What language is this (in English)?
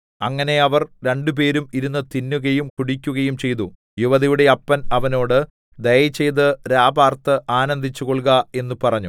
Malayalam